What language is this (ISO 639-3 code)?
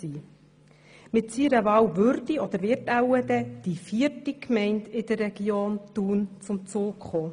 gsw